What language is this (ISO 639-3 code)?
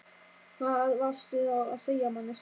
isl